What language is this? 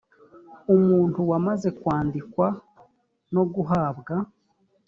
Kinyarwanda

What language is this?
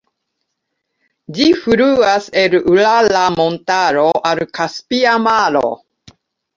Esperanto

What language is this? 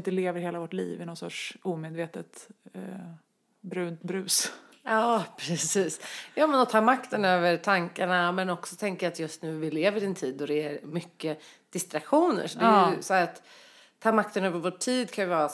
Swedish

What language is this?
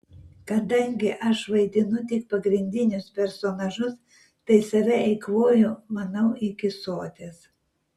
Lithuanian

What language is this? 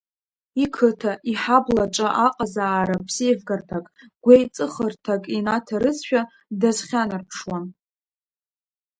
Abkhazian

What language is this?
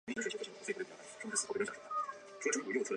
Chinese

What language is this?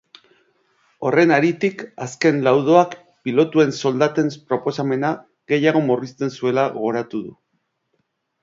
Basque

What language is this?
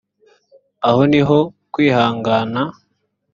Kinyarwanda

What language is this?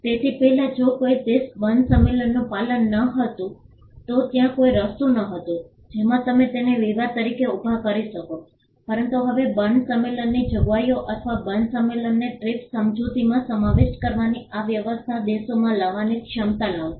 Gujarati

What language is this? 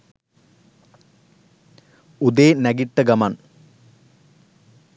Sinhala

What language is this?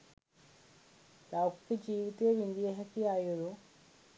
Sinhala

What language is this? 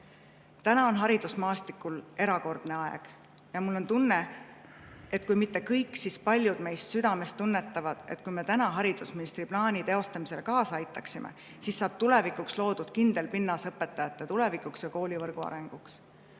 Estonian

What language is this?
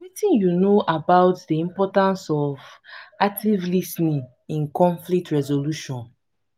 Nigerian Pidgin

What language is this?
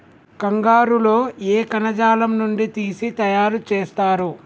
Telugu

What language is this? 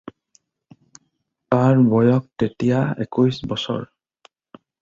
Assamese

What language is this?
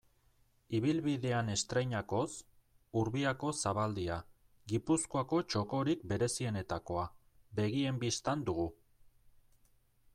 Basque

